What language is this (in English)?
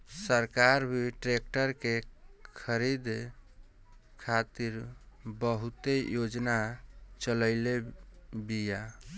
Bhojpuri